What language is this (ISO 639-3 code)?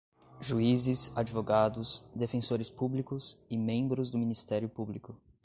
por